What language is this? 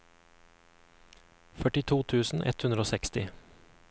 Norwegian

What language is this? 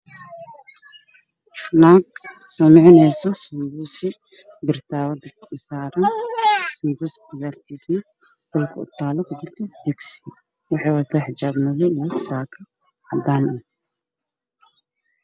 Somali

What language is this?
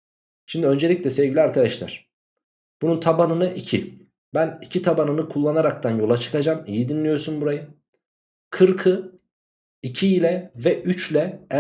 Turkish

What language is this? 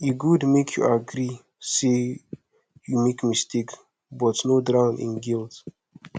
Nigerian Pidgin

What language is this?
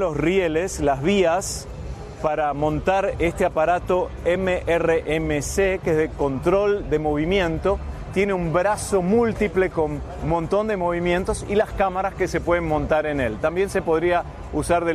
Spanish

